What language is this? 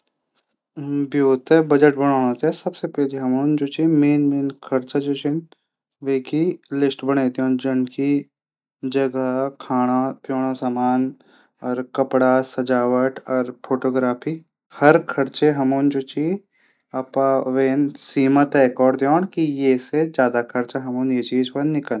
Garhwali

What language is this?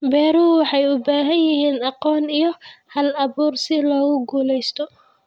Somali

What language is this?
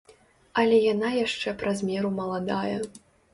Belarusian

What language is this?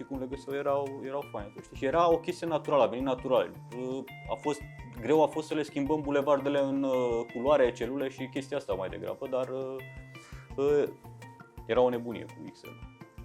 Romanian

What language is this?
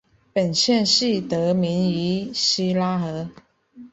Chinese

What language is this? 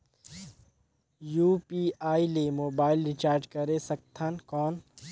Chhattisgarhi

